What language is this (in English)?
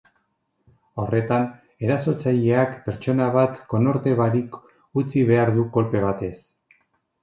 Basque